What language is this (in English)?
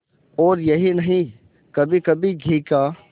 Hindi